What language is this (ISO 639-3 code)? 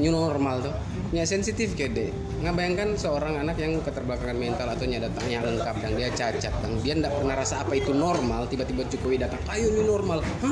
ind